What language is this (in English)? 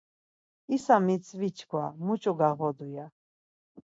Laz